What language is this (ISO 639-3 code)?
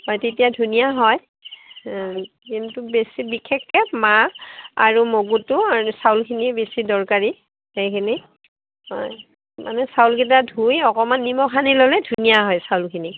asm